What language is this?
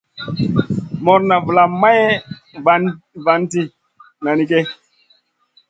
Masana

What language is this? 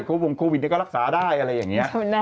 Thai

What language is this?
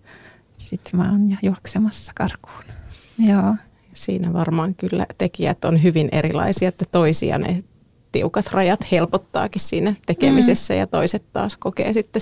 Finnish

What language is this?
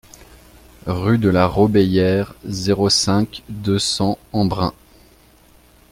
French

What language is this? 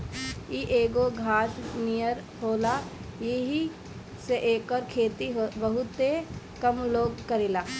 Bhojpuri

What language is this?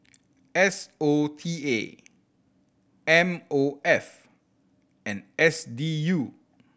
English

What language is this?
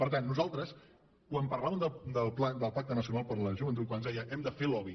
Catalan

